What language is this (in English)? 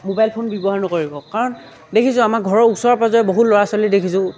Assamese